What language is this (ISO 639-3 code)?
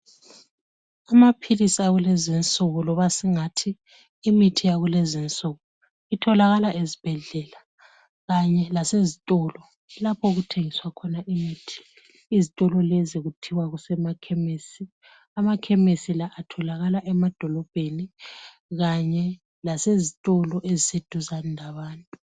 nde